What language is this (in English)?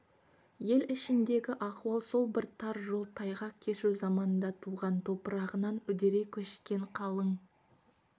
Kazakh